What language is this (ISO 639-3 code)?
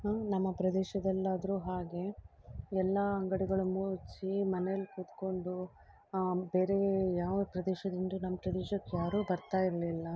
kan